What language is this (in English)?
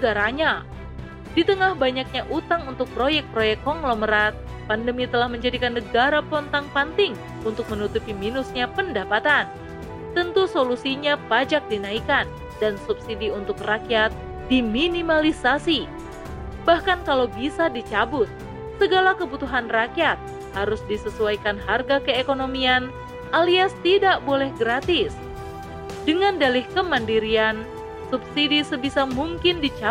Indonesian